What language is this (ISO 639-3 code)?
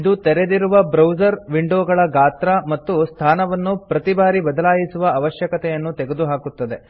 kan